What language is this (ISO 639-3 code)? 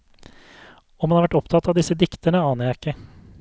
nor